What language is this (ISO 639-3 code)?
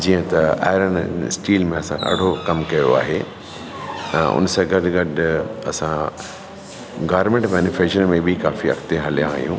snd